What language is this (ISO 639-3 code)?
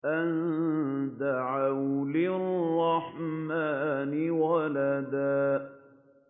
ara